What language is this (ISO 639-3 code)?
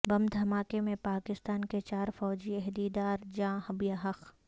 urd